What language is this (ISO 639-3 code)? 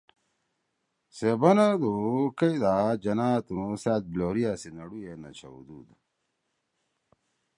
trw